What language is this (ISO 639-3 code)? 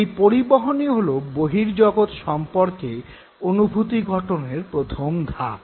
ben